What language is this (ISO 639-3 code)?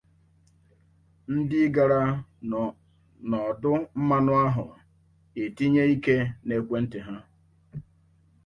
ibo